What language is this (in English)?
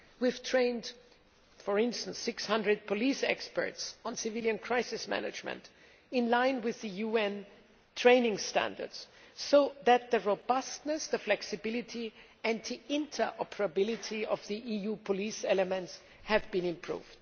English